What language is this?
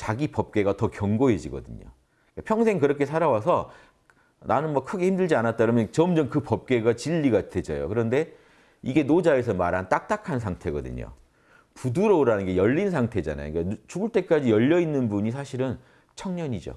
Korean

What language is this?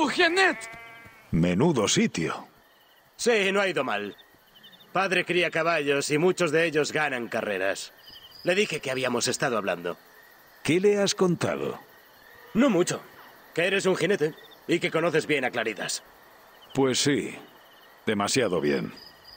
Spanish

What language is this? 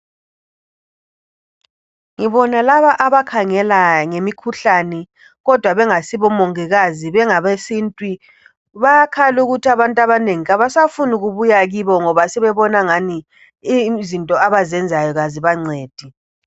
North Ndebele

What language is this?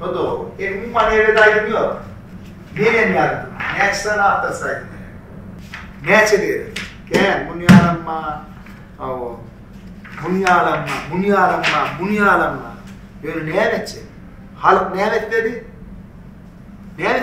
Arabic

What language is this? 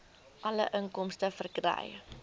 Afrikaans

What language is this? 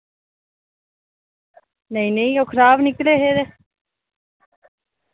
Dogri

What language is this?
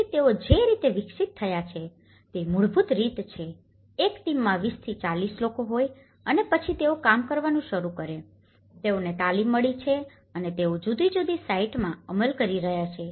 Gujarati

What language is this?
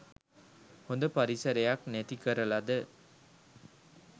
Sinhala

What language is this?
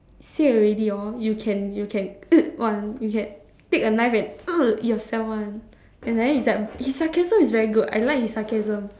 English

